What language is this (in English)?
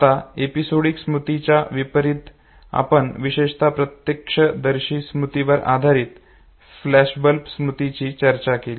Marathi